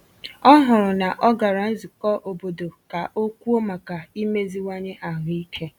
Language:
Igbo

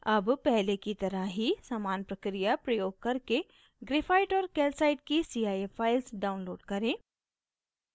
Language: Hindi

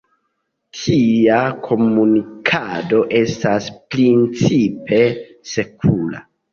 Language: Esperanto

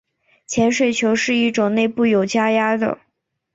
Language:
Chinese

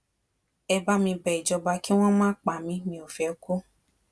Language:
Yoruba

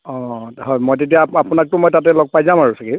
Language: Assamese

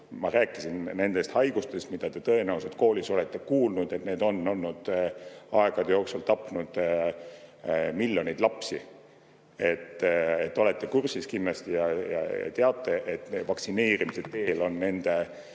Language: Estonian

